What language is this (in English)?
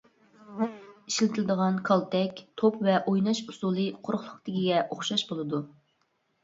Uyghur